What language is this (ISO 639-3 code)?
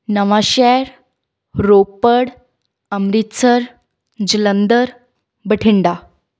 pan